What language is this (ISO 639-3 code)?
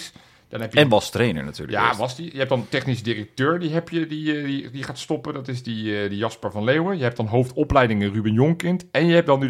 nld